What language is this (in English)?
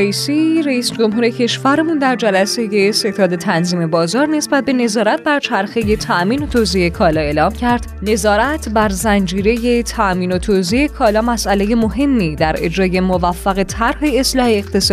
Persian